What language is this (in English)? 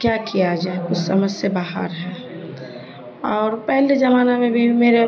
Urdu